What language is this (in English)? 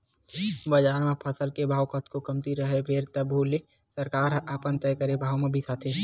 Chhattisgarhi